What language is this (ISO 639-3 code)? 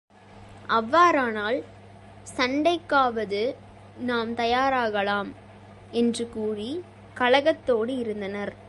tam